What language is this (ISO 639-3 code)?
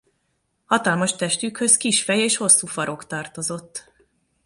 hun